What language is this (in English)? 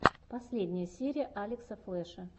Russian